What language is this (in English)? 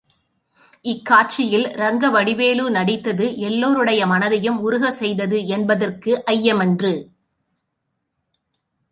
Tamil